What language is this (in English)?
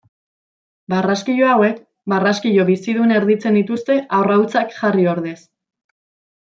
Basque